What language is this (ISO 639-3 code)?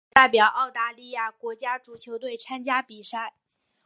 zho